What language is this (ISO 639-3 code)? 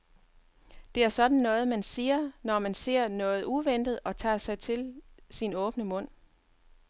dan